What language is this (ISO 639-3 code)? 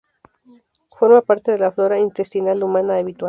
spa